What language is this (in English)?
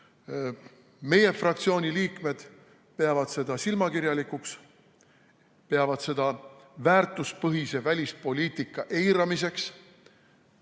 Estonian